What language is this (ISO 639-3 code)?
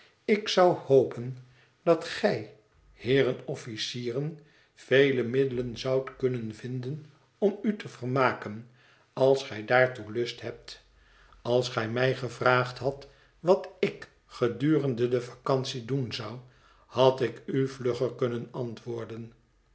nld